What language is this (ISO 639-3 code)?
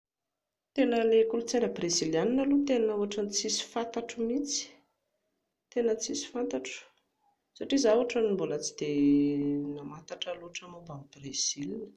mlg